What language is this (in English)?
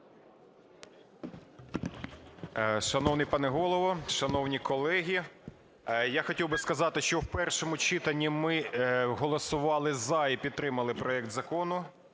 Ukrainian